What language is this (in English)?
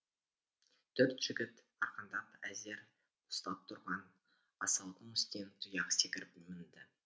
Kazakh